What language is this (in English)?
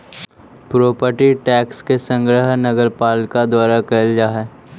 Magahi